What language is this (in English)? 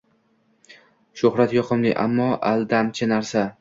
Uzbek